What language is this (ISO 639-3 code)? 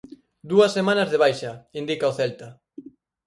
glg